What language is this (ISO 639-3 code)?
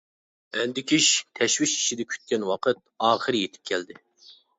uig